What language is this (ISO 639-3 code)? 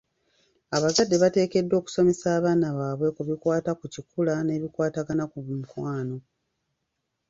lug